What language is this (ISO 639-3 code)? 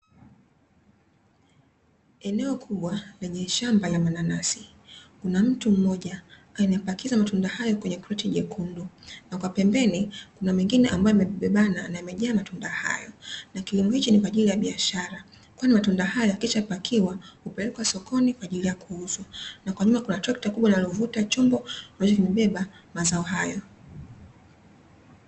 swa